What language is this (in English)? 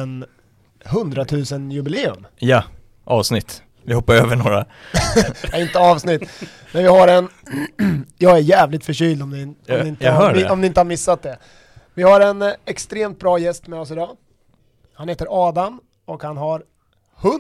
Swedish